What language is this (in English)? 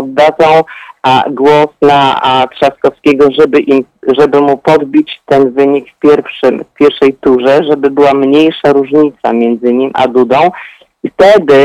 Polish